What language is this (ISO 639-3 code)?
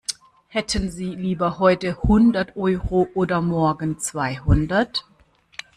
deu